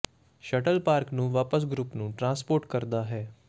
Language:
Punjabi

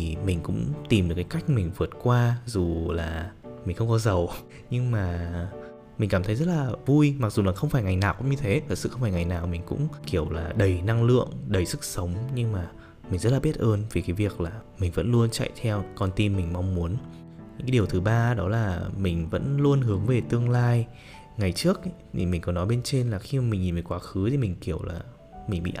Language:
Vietnamese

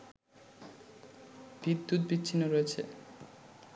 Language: Bangla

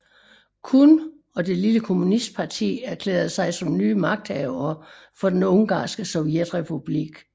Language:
Danish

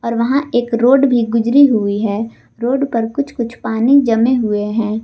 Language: Hindi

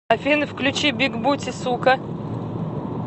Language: Russian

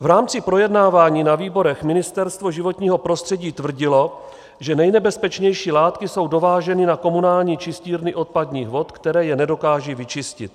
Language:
Czech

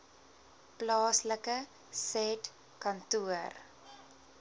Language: Afrikaans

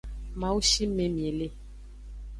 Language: Aja (Benin)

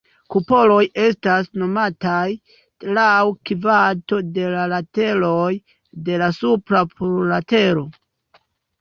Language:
Esperanto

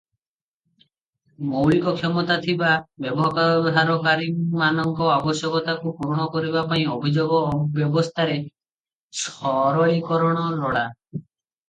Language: Odia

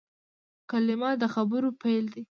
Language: Pashto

